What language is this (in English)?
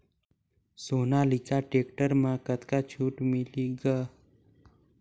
Chhattisgarhi